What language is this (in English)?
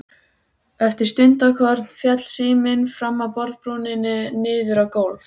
Icelandic